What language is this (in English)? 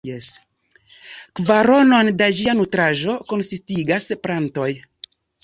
Esperanto